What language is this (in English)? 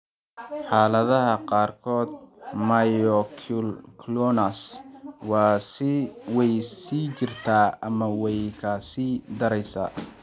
Somali